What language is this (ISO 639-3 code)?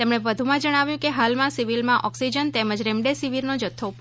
guj